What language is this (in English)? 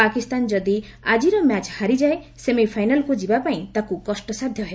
Odia